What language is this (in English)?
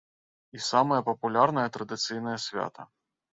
Belarusian